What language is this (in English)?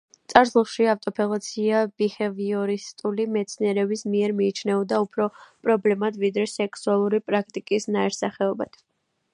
Georgian